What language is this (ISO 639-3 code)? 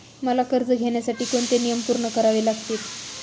mar